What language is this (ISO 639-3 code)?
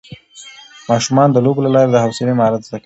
pus